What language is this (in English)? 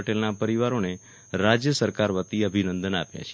Gujarati